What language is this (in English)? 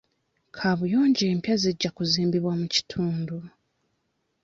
Ganda